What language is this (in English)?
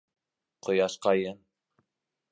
Bashkir